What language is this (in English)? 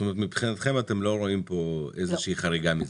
Hebrew